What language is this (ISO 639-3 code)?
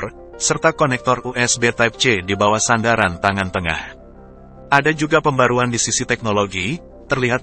ind